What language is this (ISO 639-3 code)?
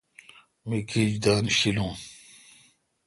xka